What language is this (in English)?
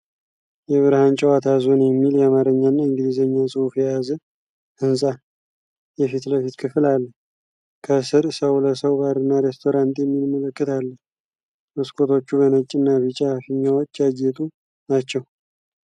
Amharic